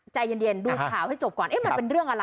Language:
Thai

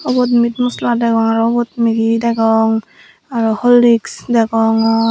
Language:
Chakma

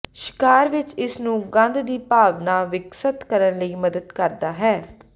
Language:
Punjabi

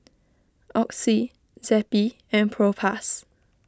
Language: English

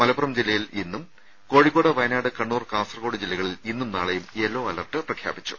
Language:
Malayalam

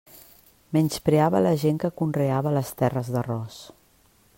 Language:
Catalan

